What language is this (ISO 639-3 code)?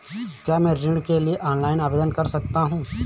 hin